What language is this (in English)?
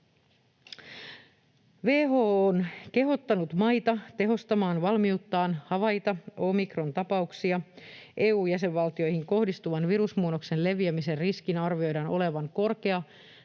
Finnish